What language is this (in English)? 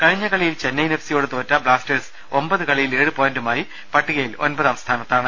Malayalam